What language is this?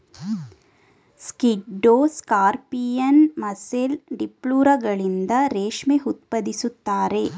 Kannada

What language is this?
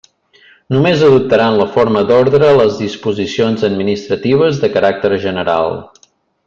Catalan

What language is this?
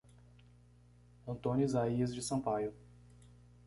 Portuguese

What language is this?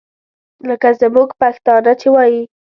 Pashto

